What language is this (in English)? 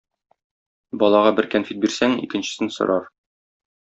Tatar